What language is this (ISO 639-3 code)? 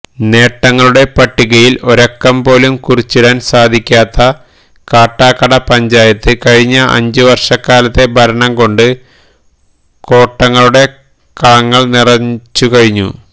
mal